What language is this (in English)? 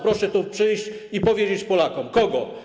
Polish